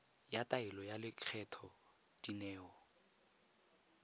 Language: Tswana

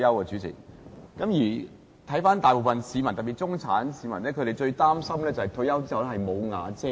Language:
Cantonese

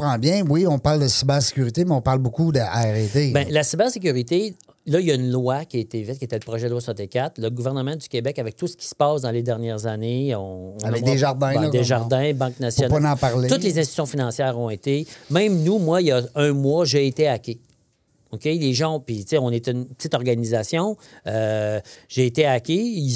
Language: French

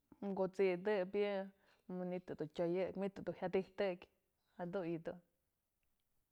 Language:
Mazatlán Mixe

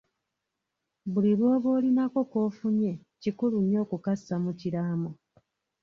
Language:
Ganda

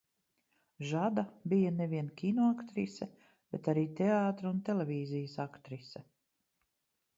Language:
Latvian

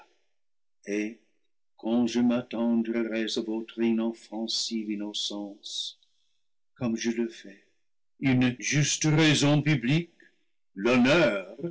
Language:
French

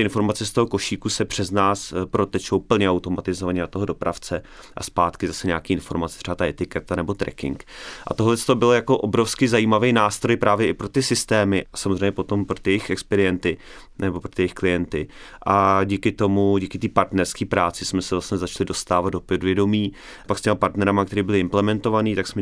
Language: Czech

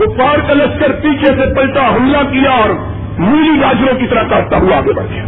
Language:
Urdu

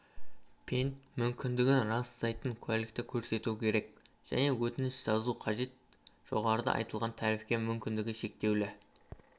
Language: Kazakh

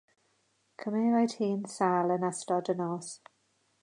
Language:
Welsh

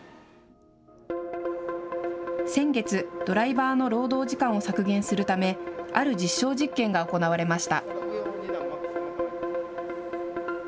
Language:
Japanese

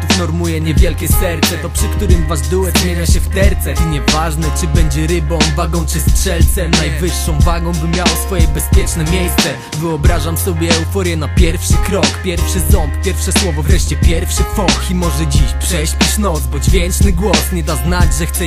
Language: Polish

